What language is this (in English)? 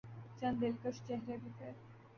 Urdu